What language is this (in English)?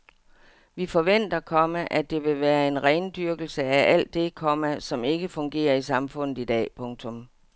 Danish